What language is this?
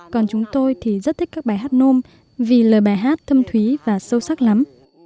Vietnamese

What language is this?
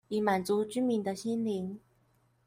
Chinese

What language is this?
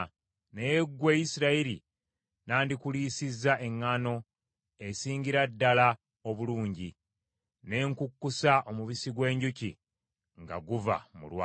Ganda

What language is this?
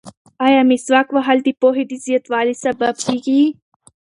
Pashto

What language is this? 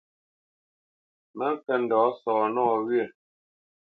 Bamenyam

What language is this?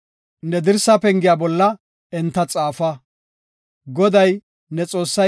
Gofa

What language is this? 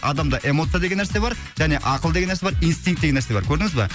Kazakh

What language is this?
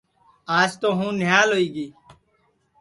Sansi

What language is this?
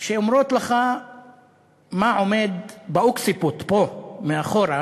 Hebrew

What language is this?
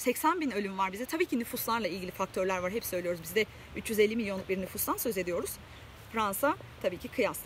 Turkish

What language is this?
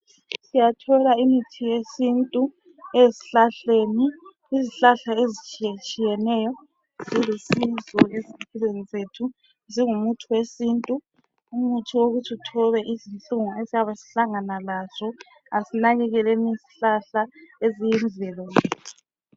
North Ndebele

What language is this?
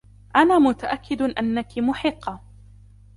Arabic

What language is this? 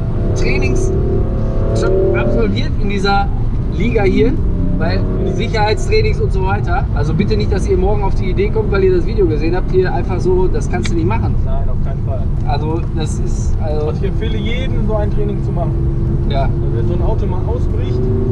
German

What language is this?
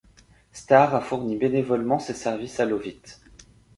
French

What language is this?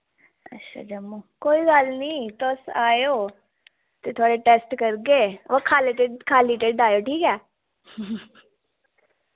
Dogri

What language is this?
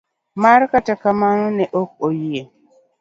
Luo (Kenya and Tanzania)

